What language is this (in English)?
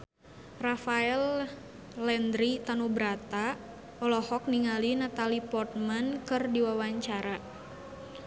Sundanese